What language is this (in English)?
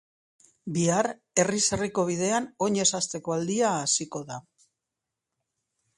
Basque